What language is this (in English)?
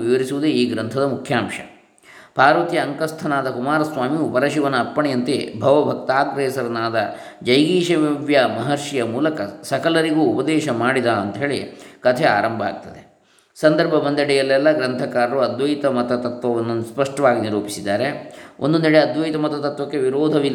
Kannada